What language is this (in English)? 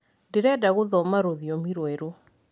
Kikuyu